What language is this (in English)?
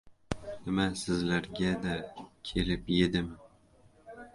Uzbek